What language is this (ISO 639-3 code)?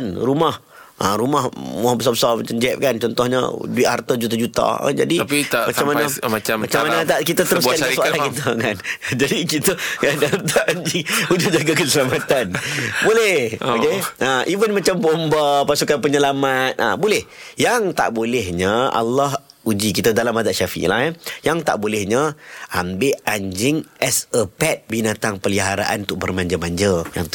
msa